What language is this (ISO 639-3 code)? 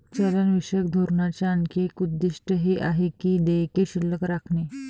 mar